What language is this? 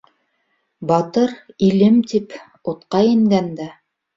Bashkir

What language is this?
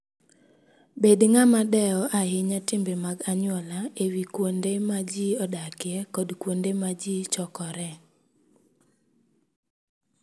Luo (Kenya and Tanzania)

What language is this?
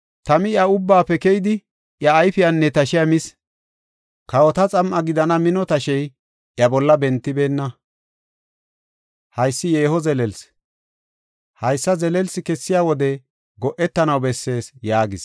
Gofa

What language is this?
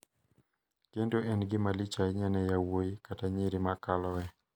Luo (Kenya and Tanzania)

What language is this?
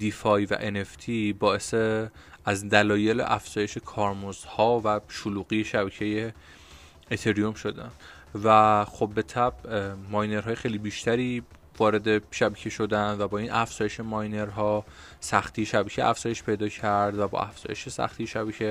Persian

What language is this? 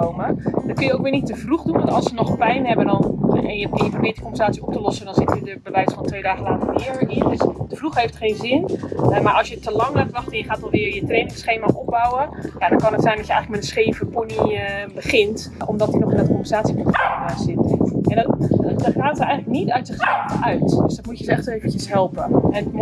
Dutch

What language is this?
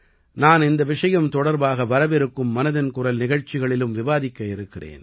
Tamil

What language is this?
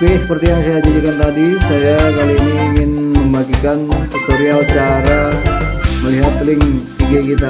Indonesian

